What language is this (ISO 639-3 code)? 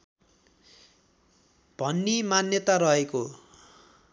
nep